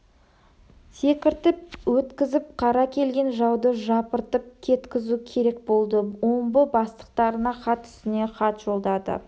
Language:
Kazakh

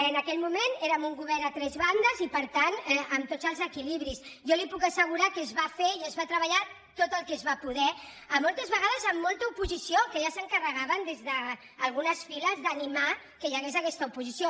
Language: Catalan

